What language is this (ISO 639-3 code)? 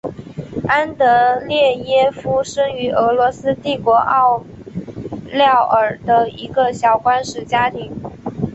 zho